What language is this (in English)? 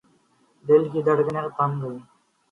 Urdu